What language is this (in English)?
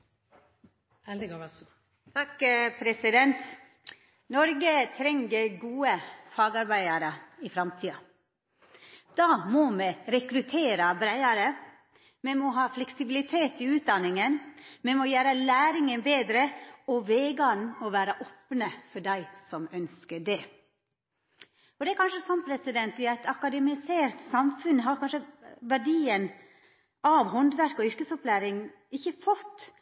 Norwegian